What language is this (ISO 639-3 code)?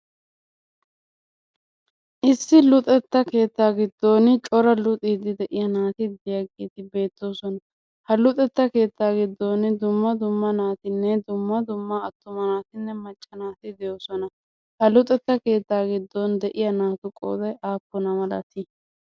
wal